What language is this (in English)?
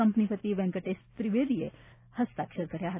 Gujarati